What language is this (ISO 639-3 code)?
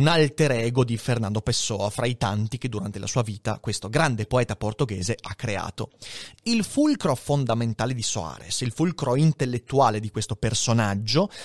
ita